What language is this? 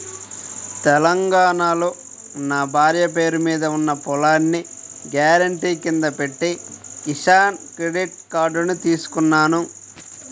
Telugu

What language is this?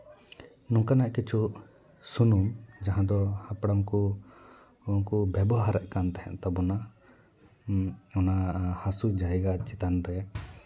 Santali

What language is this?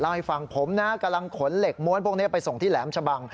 Thai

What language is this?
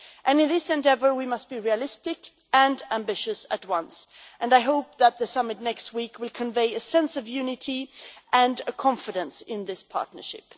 English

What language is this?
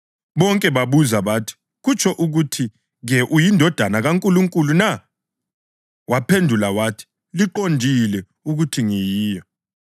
North Ndebele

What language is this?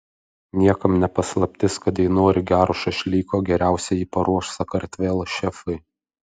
Lithuanian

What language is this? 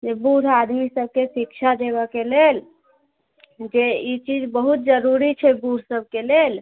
Maithili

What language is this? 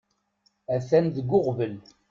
Kabyle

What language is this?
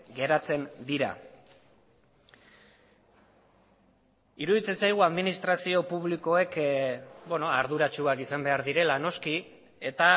Basque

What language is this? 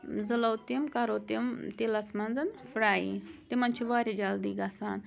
Kashmiri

